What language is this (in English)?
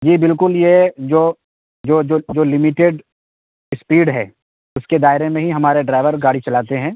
Urdu